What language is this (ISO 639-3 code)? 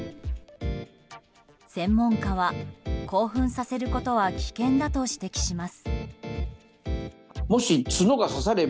jpn